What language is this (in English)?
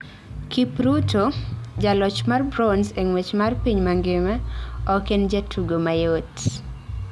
Luo (Kenya and Tanzania)